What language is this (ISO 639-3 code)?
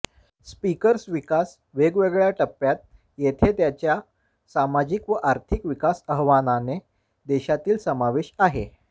mar